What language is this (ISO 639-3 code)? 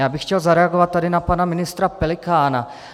ces